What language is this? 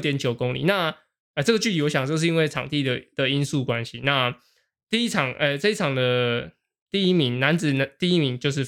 Chinese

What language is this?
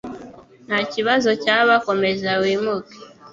Kinyarwanda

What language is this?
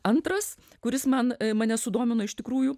Lithuanian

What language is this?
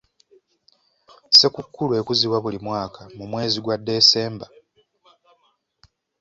Ganda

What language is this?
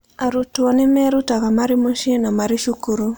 Kikuyu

